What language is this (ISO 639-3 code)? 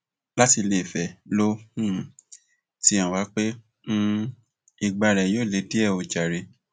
yor